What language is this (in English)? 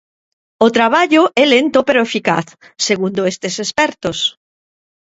Galician